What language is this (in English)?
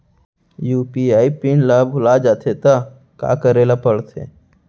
Chhattisgarhi